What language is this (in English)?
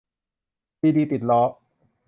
Thai